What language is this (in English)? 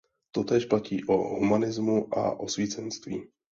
Czech